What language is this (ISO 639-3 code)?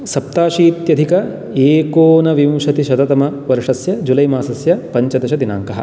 san